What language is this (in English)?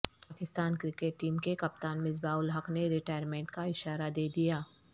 Urdu